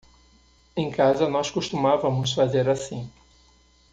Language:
Portuguese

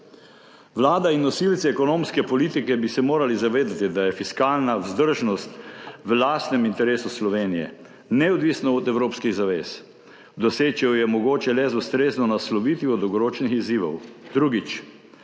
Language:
Slovenian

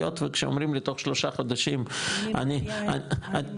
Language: Hebrew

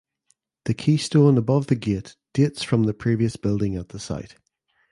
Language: English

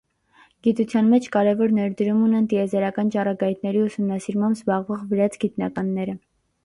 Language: Armenian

